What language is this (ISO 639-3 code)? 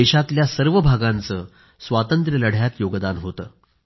mar